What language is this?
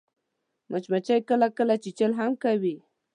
Pashto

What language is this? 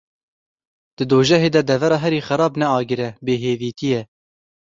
Kurdish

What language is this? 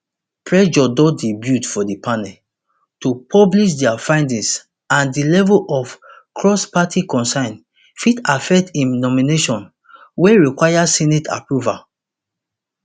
Nigerian Pidgin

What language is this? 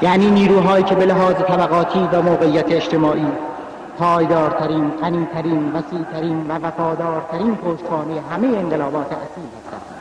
Persian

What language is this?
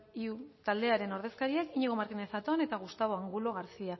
Basque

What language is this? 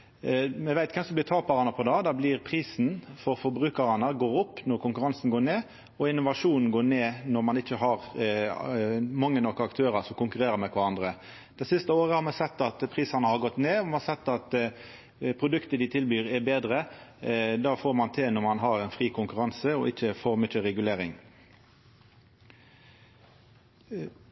Norwegian Nynorsk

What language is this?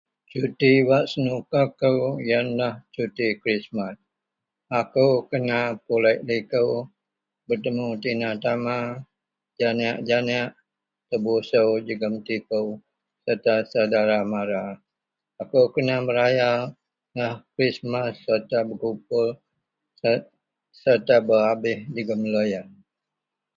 Central Melanau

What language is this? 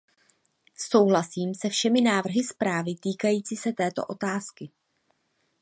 Czech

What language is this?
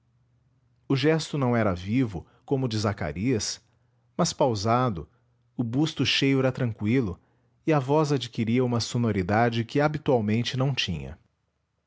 Portuguese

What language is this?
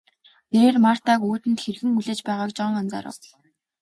Mongolian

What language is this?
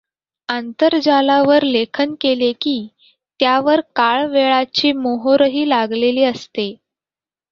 Marathi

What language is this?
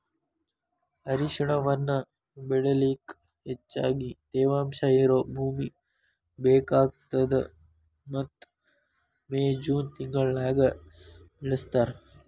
Kannada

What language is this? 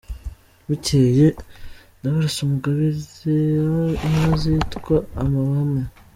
Kinyarwanda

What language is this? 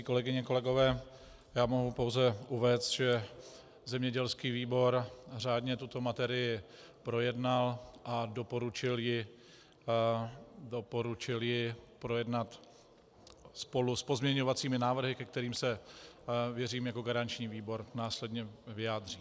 Czech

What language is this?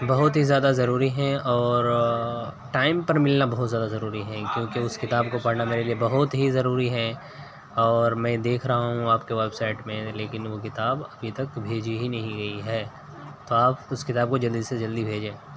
Urdu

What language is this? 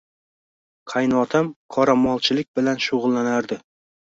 Uzbek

